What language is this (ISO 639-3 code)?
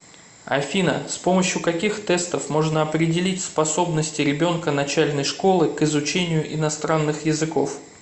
rus